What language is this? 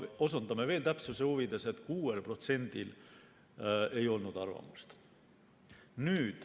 Estonian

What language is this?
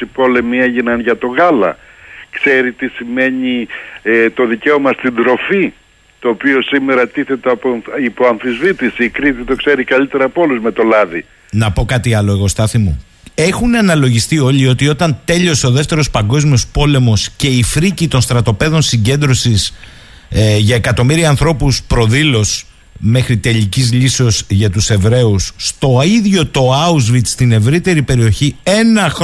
Greek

